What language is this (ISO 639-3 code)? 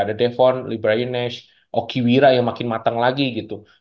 ind